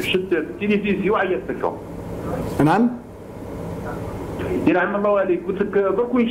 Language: Arabic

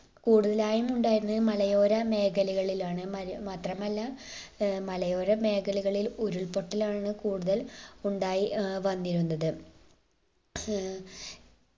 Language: Malayalam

